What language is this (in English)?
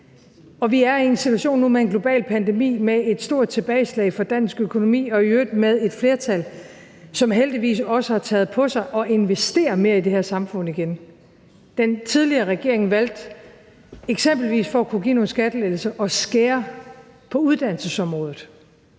Danish